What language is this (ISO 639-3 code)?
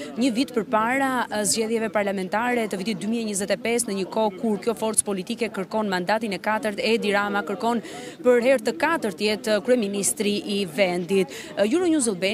ron